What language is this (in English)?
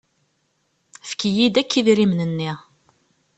Kabyle